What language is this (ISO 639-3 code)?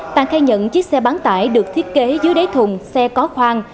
vie